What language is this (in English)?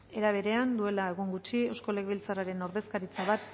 Basque